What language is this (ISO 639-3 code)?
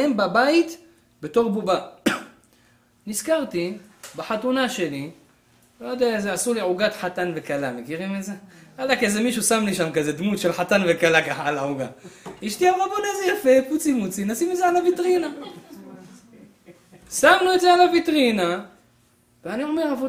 heb